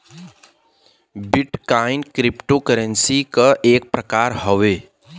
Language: Bhojpuri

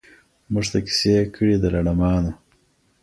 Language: Pashto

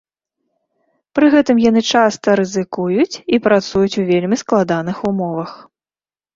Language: Belarusian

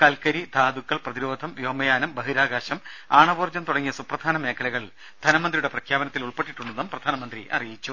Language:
Malayalam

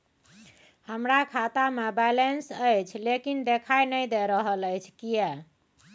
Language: Maithili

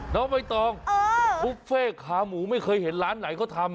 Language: Thai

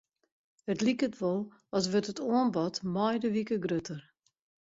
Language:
Western Frisian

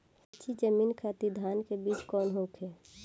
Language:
Bhojpuri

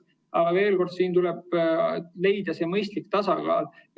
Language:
Estonian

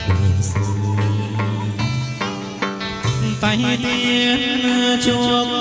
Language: Vietnamese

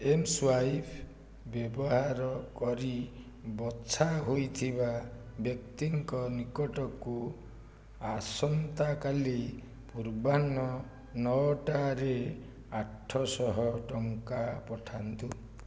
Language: Odia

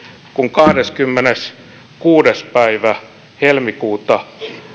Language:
Finnish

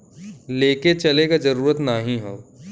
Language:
Bhojpuri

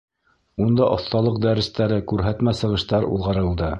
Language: Bashkir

